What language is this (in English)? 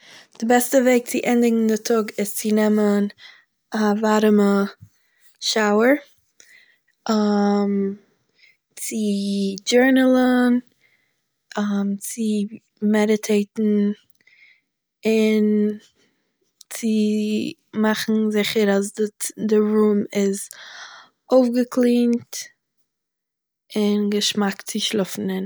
Yiddish